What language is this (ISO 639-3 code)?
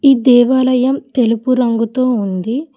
tel